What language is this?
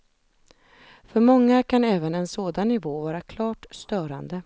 Swedish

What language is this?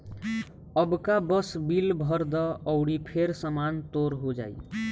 Bhojpuri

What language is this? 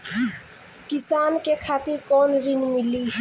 Bhojpuri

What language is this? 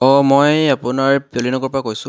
Assamese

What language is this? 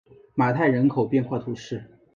Chinese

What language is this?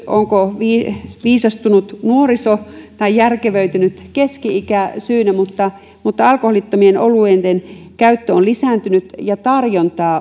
Finnish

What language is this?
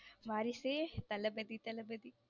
Tamil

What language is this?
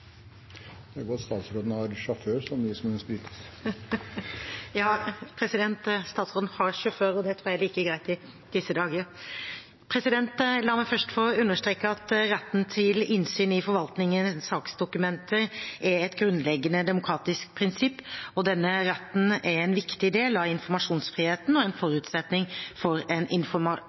Norwegian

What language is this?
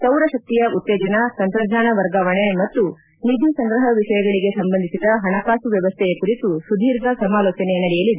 Kannada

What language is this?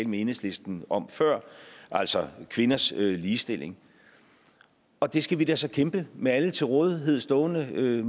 Danish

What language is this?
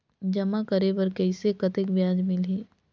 Chhattisgarhi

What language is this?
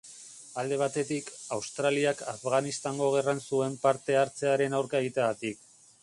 Basque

